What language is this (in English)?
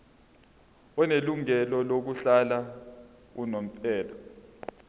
Zulu